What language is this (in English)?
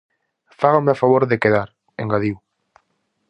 Galician